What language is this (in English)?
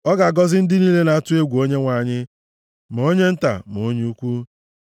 Igbo